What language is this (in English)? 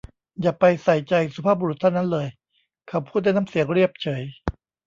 Thai